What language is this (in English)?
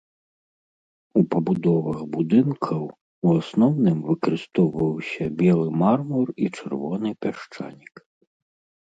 Belarusian